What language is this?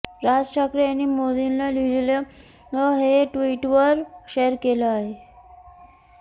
Marathi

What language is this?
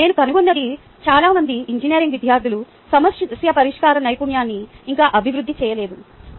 Telugu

